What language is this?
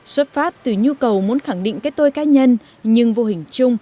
Vietnamese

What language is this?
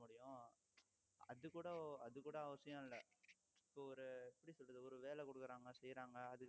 Tamil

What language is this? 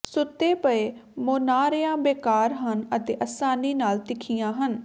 Punjabi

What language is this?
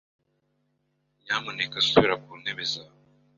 Kinyarwanda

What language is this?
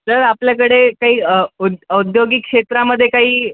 Marathi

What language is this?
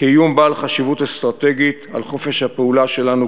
Hebrew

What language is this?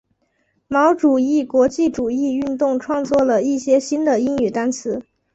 Chinese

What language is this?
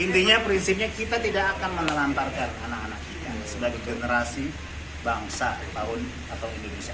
Indonesian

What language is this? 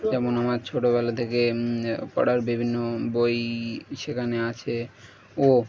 Bangla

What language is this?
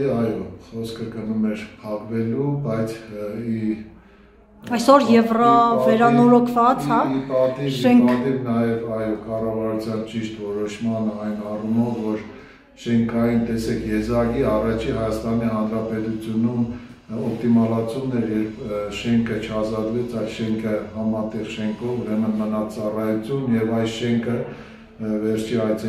Romanian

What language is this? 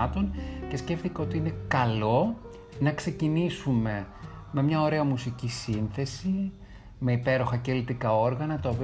Greek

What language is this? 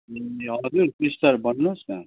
Nepali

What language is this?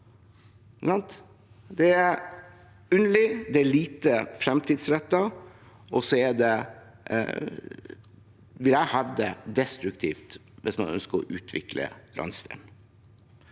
Norwegian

